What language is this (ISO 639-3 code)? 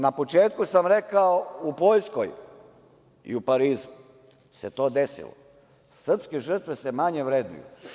srp